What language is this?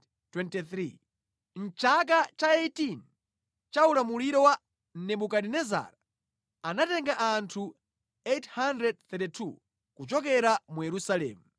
Nyanja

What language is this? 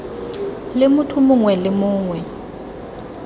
Tswana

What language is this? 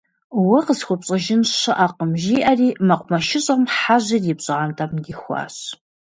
Kabardian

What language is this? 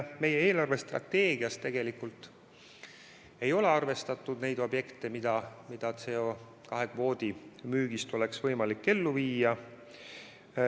Estonian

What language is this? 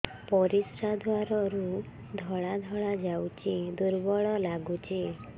Odia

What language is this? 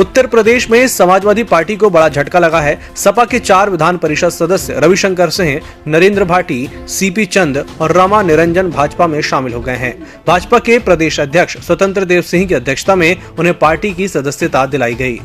Hindi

